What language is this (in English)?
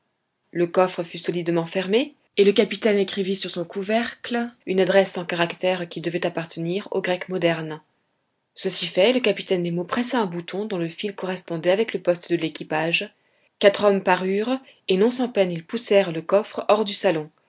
French